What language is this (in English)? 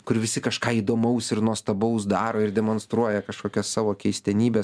Lithuanian